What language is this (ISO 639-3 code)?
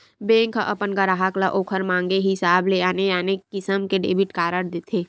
hne